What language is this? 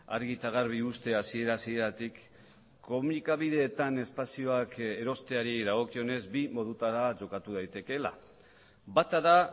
Basque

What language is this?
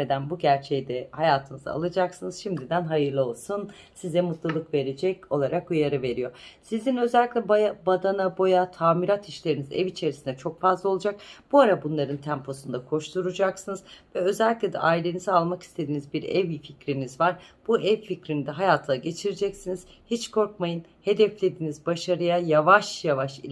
Turkish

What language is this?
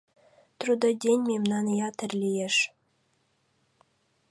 Mari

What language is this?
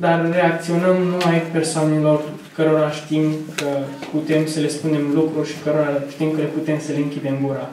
Romanian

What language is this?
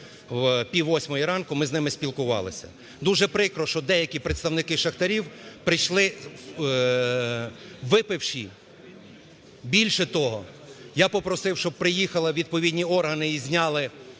Ukrainian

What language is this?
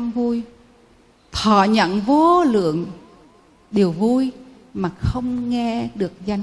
Vietnamese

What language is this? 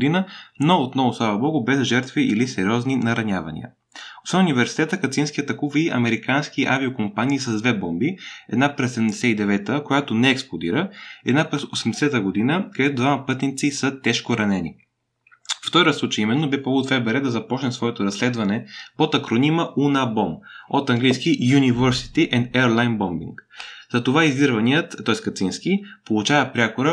Bulgarian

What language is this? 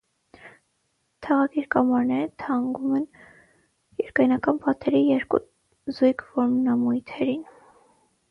Armenian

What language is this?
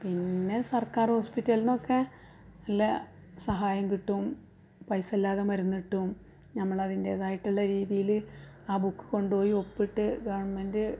Malayalam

